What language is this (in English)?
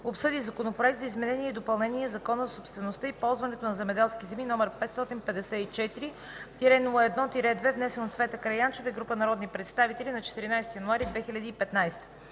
Bulgarian